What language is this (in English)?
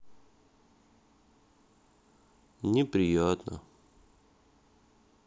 Russian